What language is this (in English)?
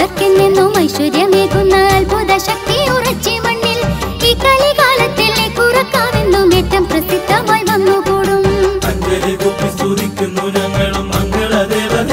Malayalam